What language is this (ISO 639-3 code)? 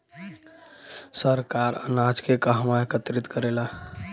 bho